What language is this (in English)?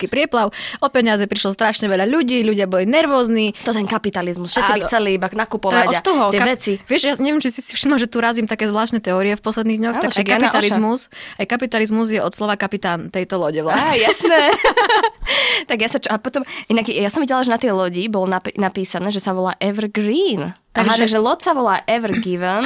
Slovak